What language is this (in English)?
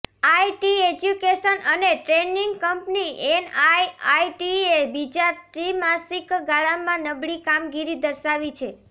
Gujarati